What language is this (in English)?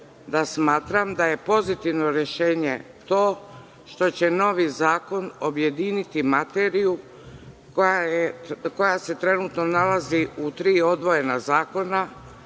Serbian